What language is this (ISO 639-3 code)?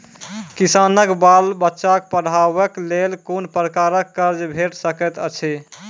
mai